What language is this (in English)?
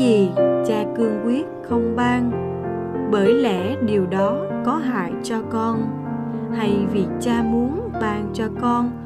Vietnamese